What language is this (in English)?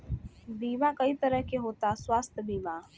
Bhojpuri